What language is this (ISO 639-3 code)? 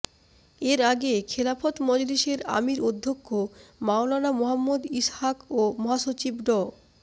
ben